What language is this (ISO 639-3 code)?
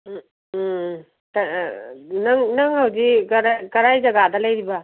mni